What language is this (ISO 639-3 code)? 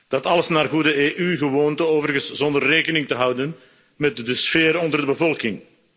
nld